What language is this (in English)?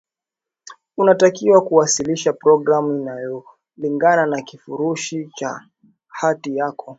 Swahili